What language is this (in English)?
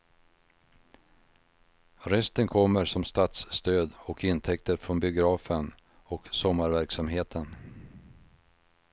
Swedish